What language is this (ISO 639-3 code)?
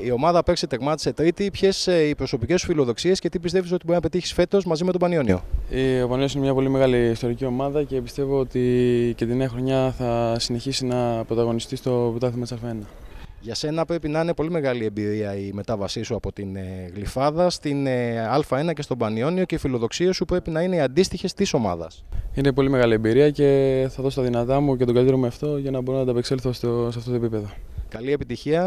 ell